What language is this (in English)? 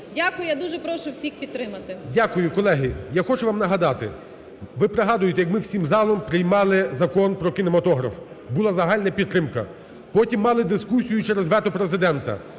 Ukrainian